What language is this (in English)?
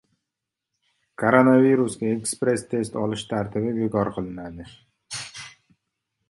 Uzbek